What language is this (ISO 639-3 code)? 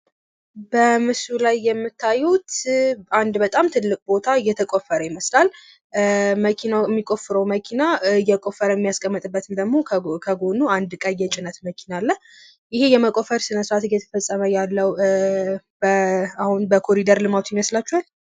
amh